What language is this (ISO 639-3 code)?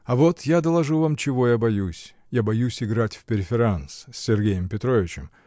rus